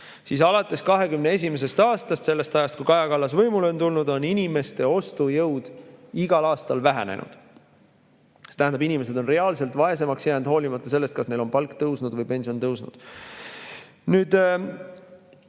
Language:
Estonian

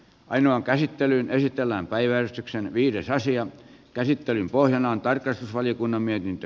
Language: Finnish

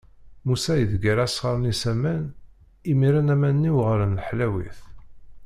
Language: Kabyle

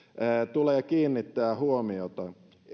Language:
Finnish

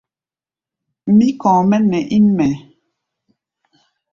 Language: Gbaya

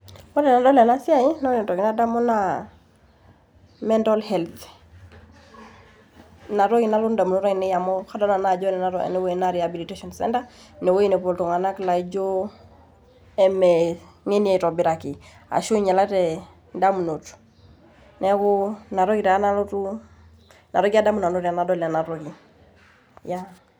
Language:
Masai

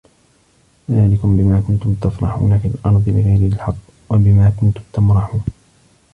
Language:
Arabic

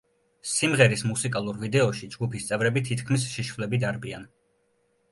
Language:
Georgian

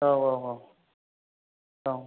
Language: Bodo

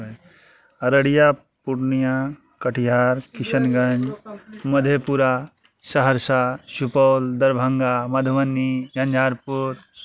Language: Maithili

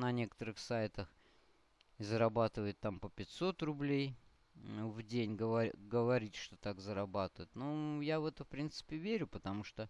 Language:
Russian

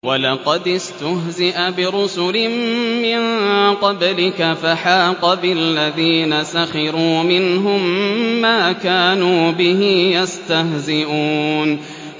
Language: Arabic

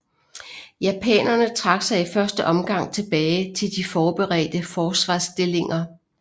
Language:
Danish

